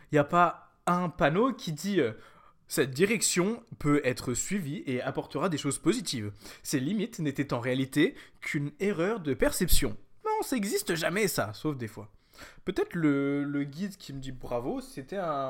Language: French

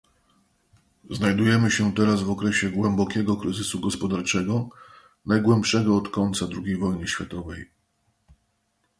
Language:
Polish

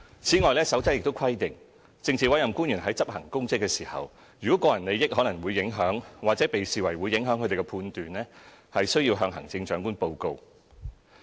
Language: Cantonese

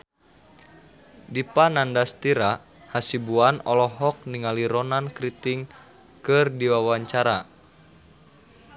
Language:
Sundanese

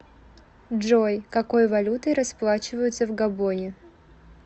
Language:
Russian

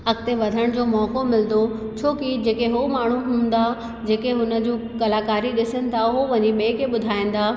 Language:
Sindhi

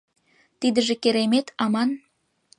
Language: Mari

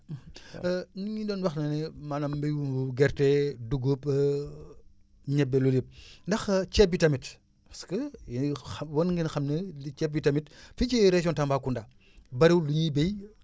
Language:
Wolof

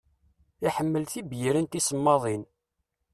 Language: Kabyle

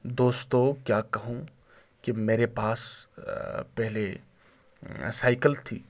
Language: Urdu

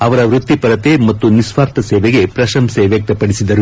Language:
Kannada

